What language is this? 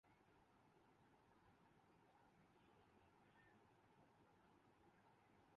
Urdu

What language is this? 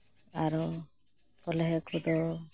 Santali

